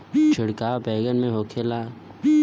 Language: Bhojpuri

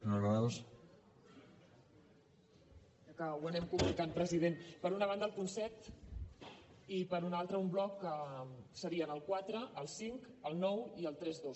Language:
Catalan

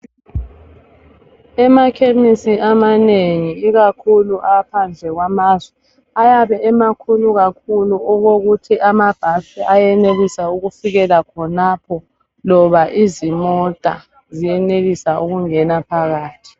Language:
North Ndebele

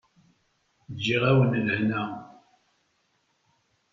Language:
Kabyle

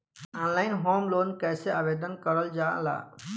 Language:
Bhojpuri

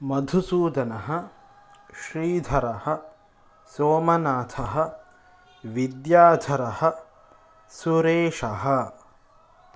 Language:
Sanskrit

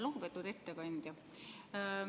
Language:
Estonian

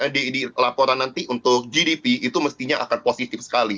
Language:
Indonesian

